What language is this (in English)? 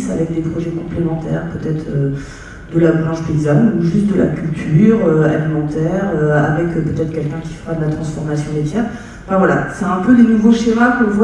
French